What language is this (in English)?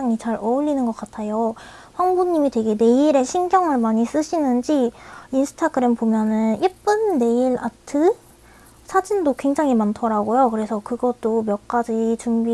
Korean